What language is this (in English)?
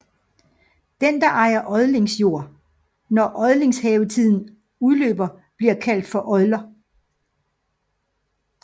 Danish